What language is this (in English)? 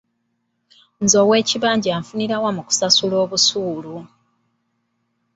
Ganda